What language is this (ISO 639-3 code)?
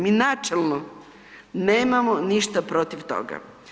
hrv